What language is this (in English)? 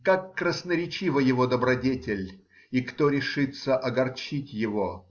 Russian